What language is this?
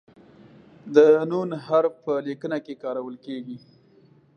Pashto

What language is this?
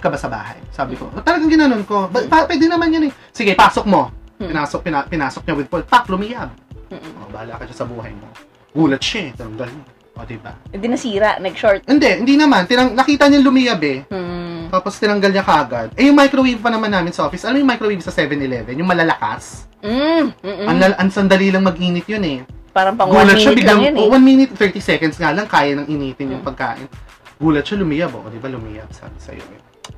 Filipino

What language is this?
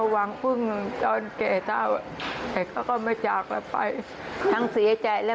Thai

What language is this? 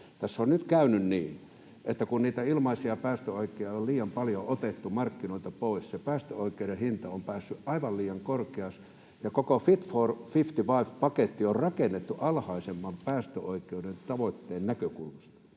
Finnish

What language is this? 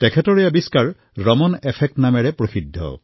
Assamese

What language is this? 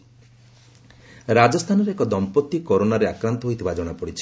Odia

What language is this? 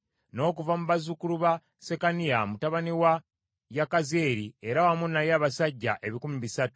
Ganda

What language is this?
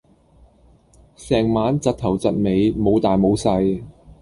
Cantonese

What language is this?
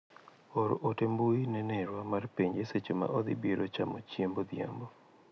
Luo (Kenya and Tanzania)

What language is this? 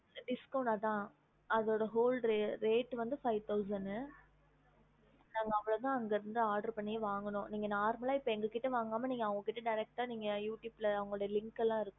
Tamil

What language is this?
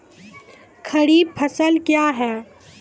Maithili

